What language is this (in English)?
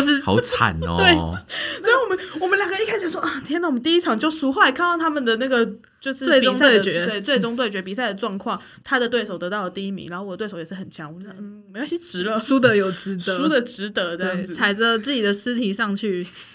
Chinese